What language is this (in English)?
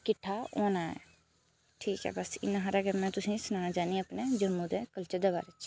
Dogri